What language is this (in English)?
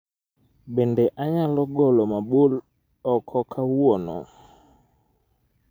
Luo (Kenya and Tanzania)